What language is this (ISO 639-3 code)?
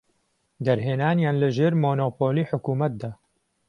ckb